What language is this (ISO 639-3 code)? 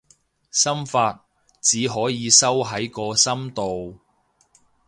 yue